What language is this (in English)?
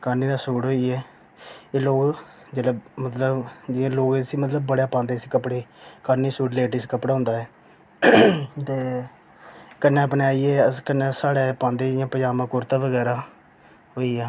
Dogri